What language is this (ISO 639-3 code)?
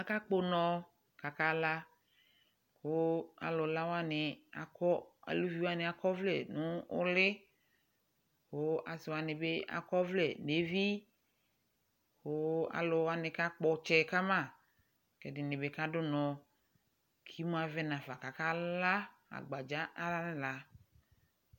kpo